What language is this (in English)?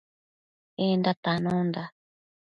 Matsés